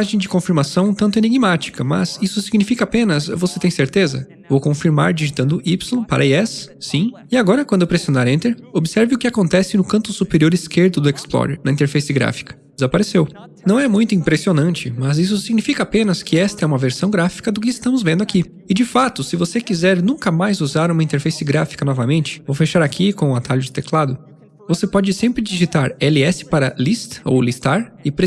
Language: Portuguese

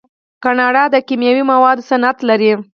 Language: Pashto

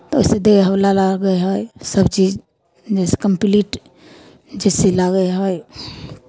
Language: Maithili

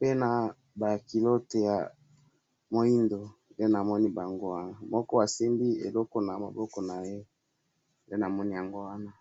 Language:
Lingala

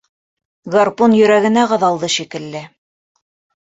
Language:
Bashkir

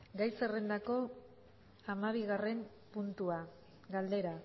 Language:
Basque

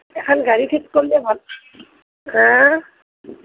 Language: Assamese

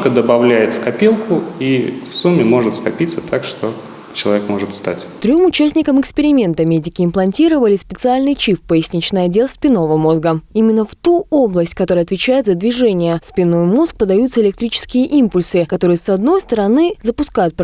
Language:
Russian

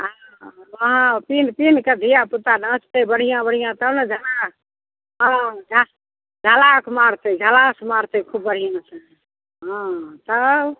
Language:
Maithili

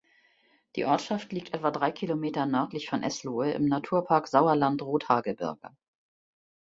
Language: German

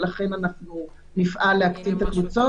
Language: Hebrew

